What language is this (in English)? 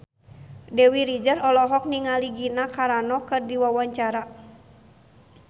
Sundanese